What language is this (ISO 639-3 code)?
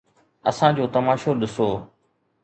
snd